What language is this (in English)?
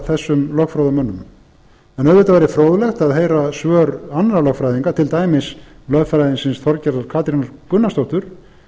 Icelandic